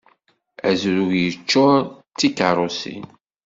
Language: Kabyle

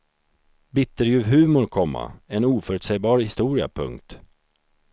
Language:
Swedish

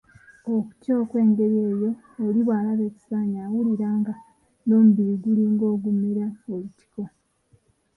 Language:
Ganda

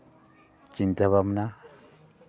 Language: Santali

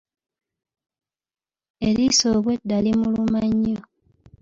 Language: Ganda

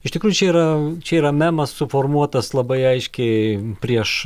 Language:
Lithuanian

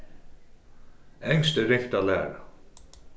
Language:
Faroese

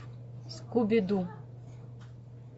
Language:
Russian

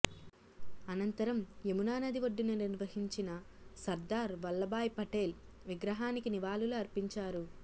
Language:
Telugu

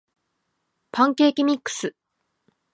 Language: Japanese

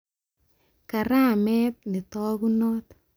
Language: Kalenjin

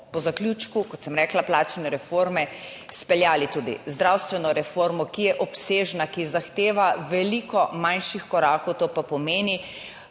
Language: Slovenian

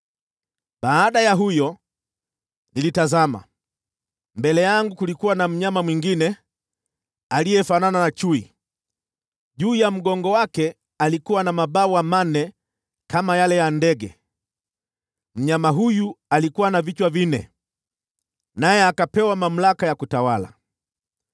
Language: Swahili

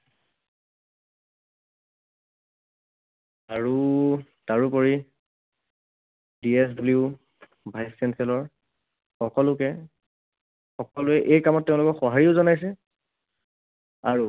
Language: Assamese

